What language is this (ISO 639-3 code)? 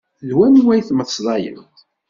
kab